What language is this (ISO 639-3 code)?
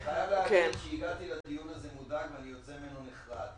heb